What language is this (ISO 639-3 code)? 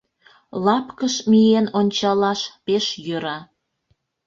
chm